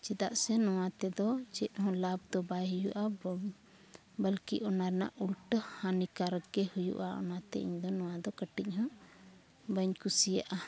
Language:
Santali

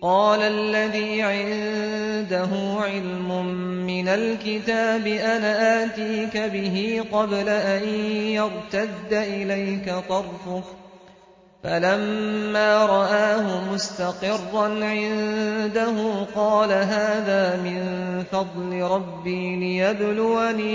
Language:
Arabic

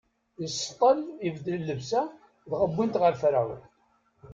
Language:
Kabyle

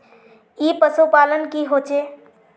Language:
Magahi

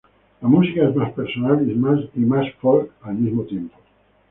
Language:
Spanish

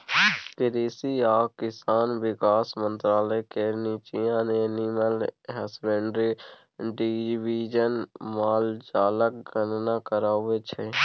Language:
Maithili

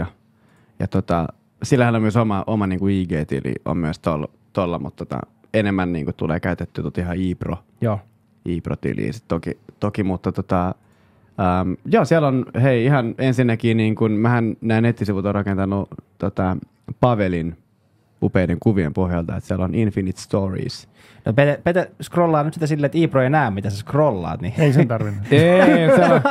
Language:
Finnish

